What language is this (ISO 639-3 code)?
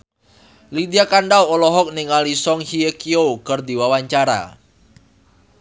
sun